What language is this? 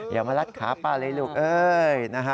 Thai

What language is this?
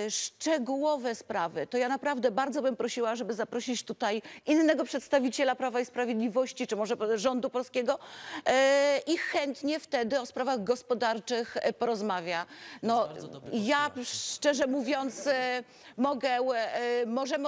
Polish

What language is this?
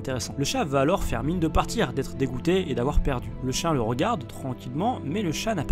French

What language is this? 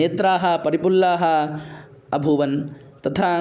Sanskrit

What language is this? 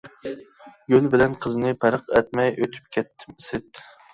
Uyghur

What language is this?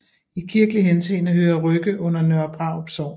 Danish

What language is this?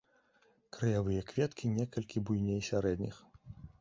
Belarusian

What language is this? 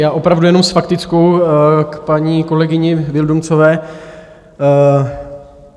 Czech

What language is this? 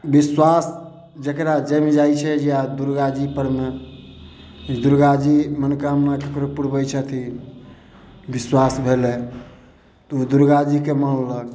Maithili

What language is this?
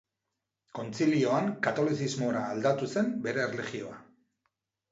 Basque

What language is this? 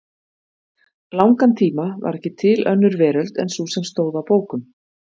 Icelandic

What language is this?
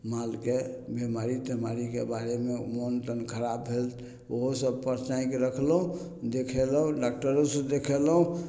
Maithili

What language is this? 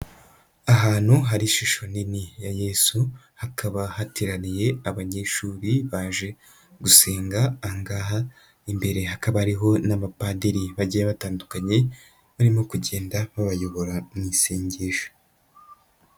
Kinyarwanda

